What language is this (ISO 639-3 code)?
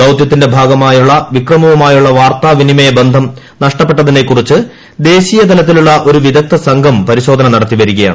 mal